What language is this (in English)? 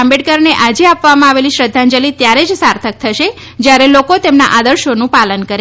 Gujarati